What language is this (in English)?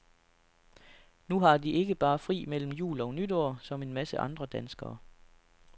Danish